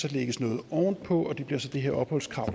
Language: Danish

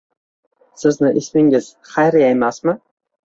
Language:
Uzbek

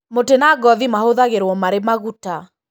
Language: Kikuyu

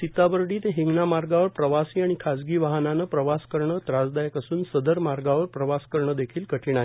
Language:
Marathi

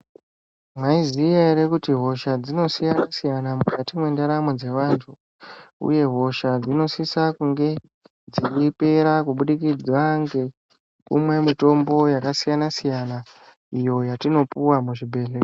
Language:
Ndau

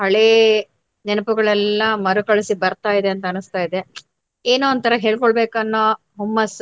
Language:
Kannada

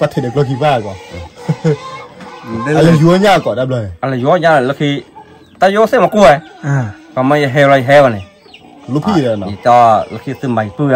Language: Thai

